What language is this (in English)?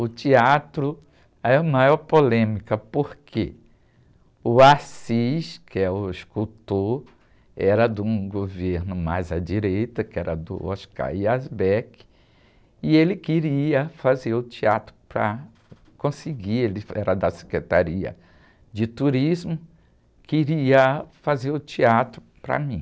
Portuguese